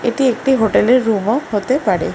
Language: Bangla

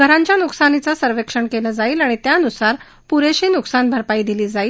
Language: Marathi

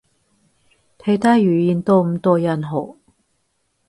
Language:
Cantonese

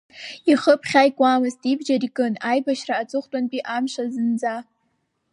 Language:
Abkhazian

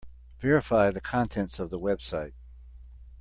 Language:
English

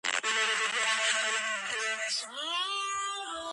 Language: Georgian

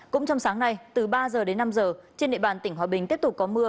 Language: Vietnamese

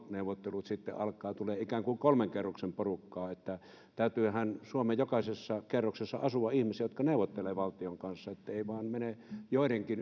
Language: Finnish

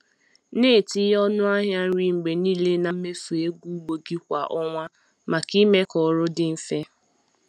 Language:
Igbo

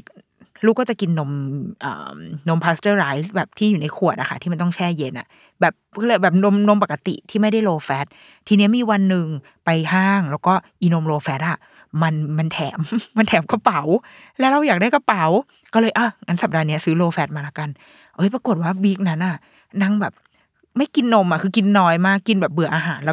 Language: Thai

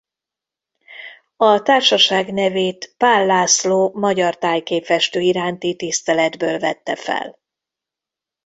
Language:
Hungarian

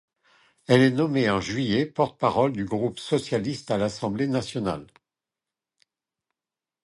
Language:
French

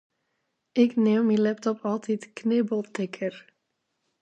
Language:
Western Frisian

